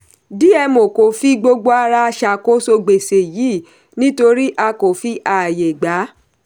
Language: Yoruba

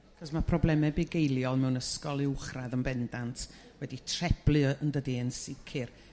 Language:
Welsh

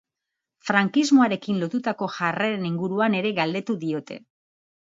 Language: Basque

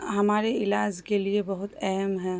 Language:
Urdu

